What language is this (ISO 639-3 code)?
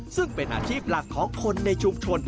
tha